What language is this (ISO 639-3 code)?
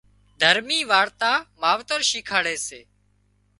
kxp